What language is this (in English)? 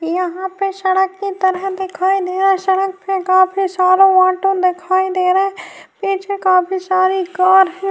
Urdu